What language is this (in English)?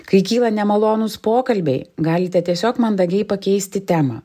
Lithuanian